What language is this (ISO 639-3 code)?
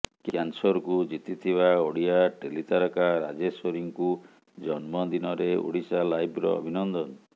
ori